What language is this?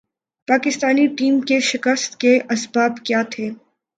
Urdu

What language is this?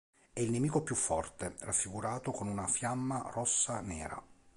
Italian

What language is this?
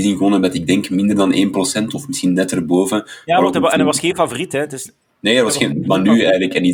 Dutch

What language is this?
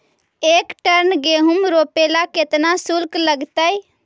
Magahi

